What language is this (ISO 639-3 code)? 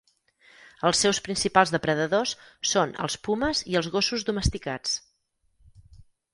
cat